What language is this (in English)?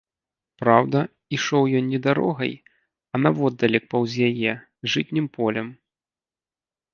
Belarusian